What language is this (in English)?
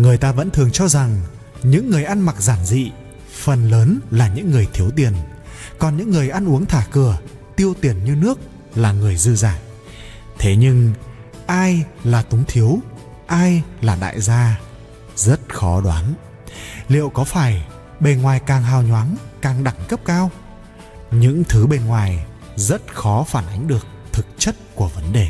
Vietnamese